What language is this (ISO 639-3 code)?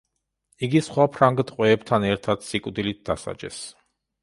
kat